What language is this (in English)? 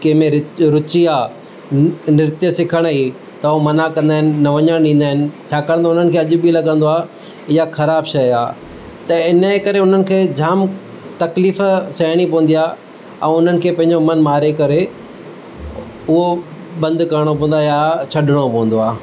Sindhi